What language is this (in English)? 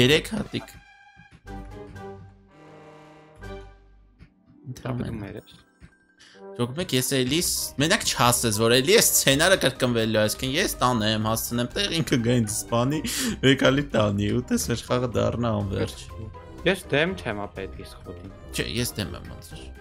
Romanian